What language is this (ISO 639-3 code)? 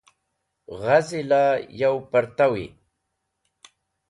wbl